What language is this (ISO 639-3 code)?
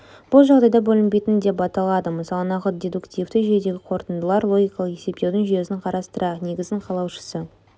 kaz